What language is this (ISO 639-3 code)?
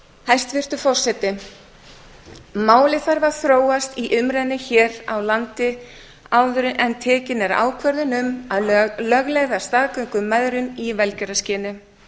isl